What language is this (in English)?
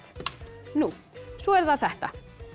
Icelandic